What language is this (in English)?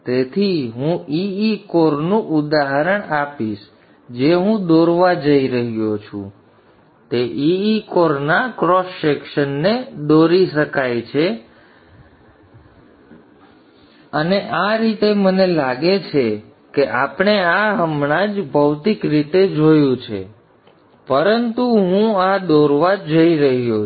Gujarati